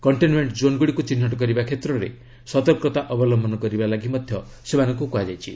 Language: Odia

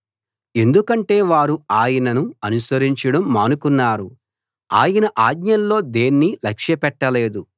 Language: Telugu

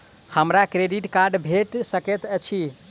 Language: Maithili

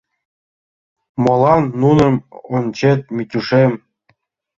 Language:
Mari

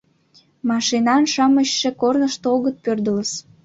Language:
Mari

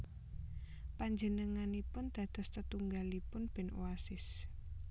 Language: Javanese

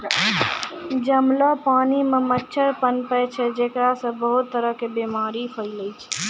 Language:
Maithili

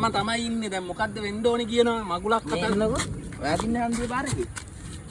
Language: Indonesian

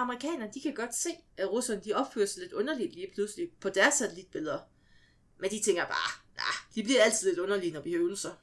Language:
Danish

